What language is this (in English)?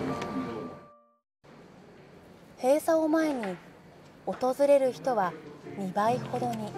Japanese